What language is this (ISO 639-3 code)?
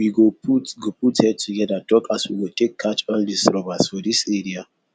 pcm